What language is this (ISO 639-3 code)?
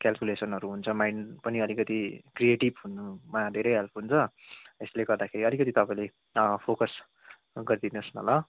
nep